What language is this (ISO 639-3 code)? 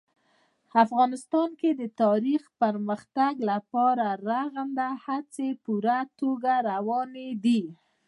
pus